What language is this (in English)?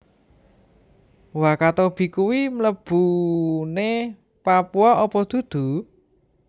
Javanese